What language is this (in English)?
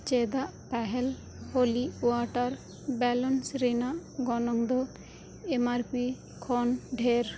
Santali